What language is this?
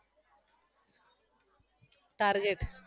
Gujarati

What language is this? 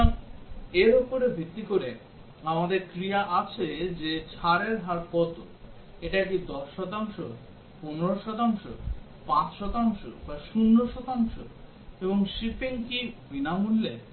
Bangla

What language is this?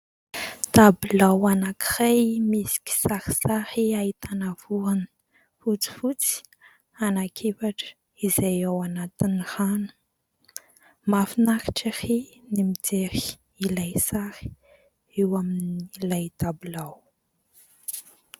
Malagasy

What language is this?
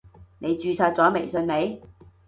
Cantonese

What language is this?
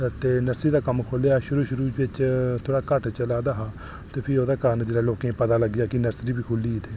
Dogri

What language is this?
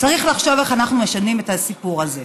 Hebrew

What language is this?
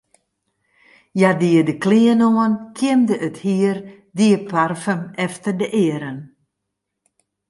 Western Frisian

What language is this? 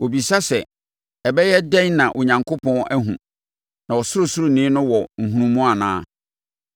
Akan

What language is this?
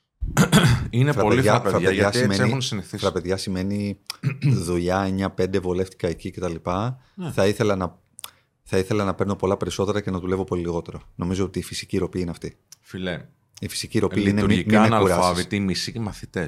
Greek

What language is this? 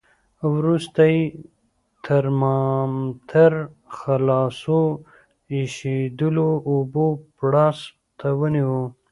Pashto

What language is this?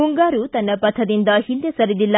Kannada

